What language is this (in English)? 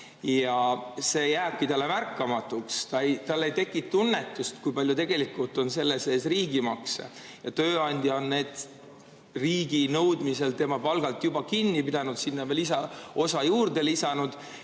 Estonian